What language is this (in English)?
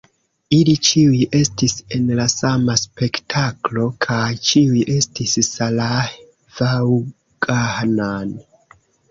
Esperanto